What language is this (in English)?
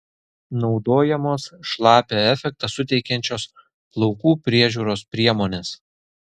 Lithuanian